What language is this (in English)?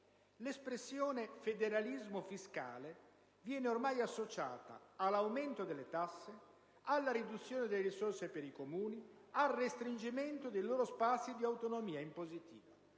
Italian